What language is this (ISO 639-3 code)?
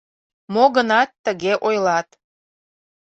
chm